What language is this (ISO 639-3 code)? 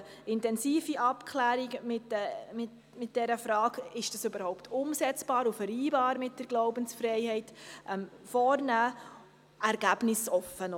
gsw